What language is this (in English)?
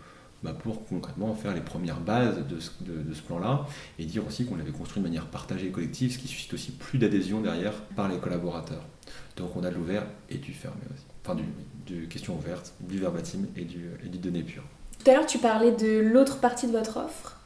French